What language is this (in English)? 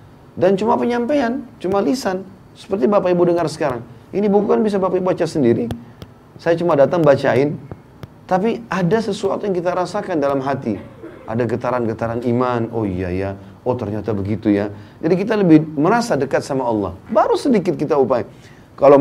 Indonesian